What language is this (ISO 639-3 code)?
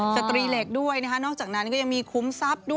tha